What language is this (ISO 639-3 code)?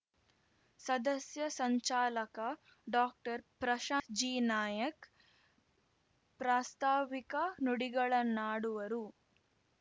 kan